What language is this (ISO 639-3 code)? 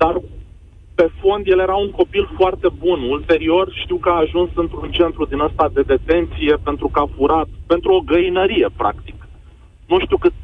ron